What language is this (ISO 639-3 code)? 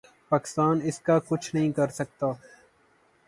urd